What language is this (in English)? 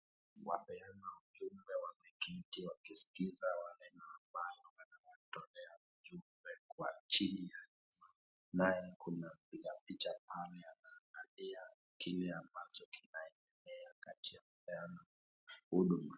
Swahili